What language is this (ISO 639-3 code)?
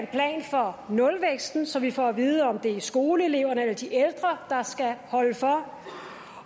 dan